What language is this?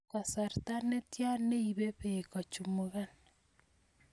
Kalenjin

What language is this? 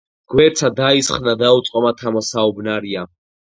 Georgian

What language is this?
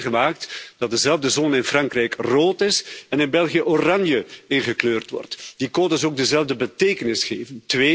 Dutch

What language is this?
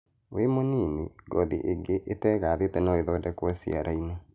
Kikuyu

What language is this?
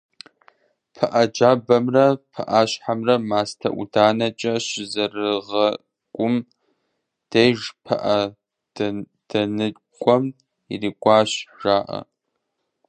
Kabardian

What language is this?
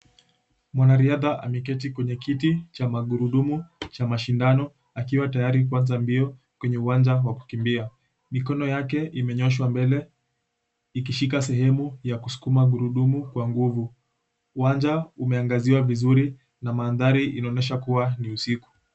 Swahili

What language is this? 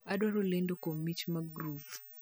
Luo (Kenya and Tanzania)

